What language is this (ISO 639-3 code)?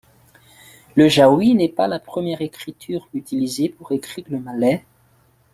fra